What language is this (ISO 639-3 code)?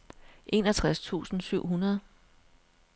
dan